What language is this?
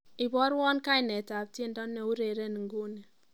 Kalenjin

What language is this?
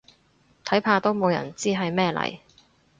Cantonese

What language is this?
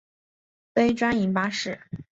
Chinese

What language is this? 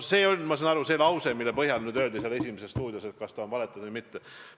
Estonian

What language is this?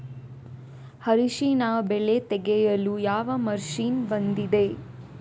Kannada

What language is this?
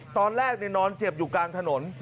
Thai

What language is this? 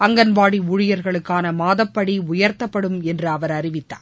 Tamil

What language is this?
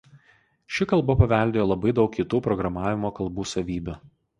Lithuanian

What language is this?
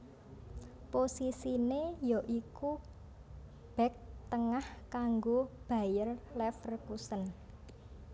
Javanese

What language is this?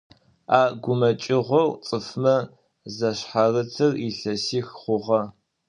Adyghe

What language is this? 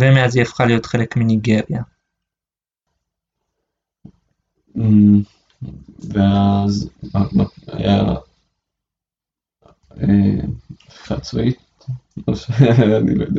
Hebrew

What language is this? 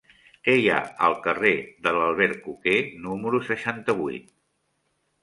Catalan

